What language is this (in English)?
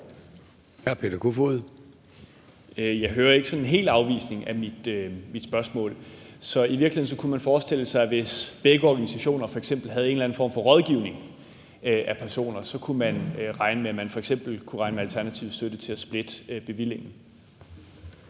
Danish